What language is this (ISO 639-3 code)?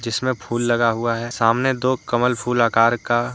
hin